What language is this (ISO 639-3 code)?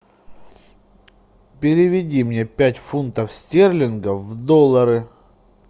rus